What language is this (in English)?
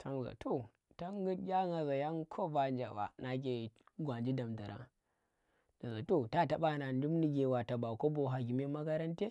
Tera